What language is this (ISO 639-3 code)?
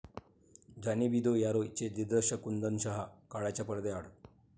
mar